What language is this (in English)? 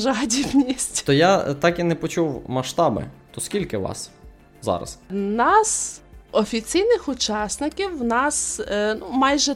Ukrainian